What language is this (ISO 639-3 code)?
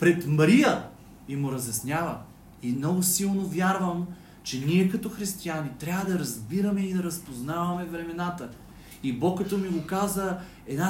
bul